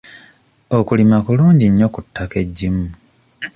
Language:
Ganda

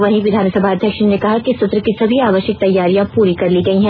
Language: Hindi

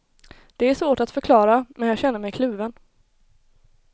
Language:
Swedish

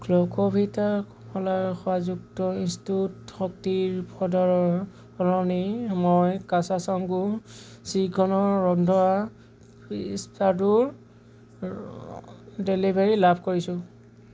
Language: Assamese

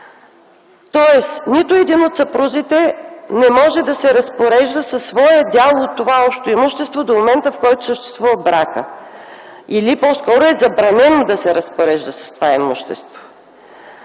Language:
Bulgarian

